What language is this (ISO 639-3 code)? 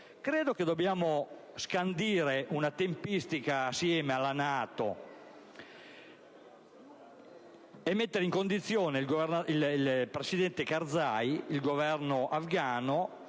ita